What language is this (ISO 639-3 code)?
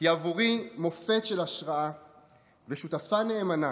heb